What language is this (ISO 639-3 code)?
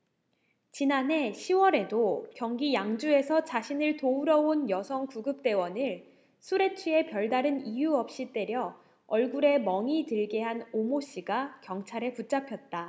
kor